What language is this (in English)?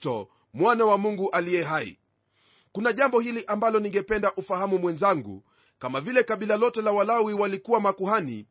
Swahili